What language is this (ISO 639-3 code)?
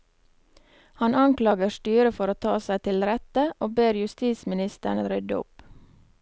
nor